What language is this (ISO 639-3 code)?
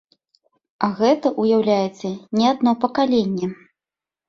bel